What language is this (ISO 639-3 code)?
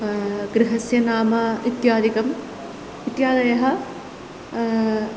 san